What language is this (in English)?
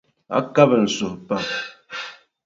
Dagbani